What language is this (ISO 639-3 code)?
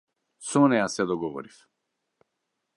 mkd